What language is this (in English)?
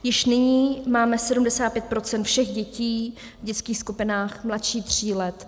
Czech